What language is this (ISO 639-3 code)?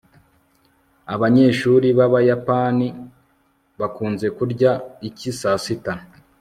kin